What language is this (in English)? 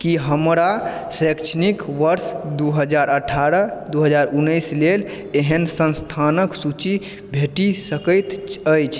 Maithili